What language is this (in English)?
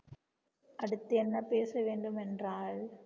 Tamil